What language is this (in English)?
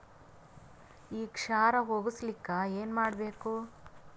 Kannada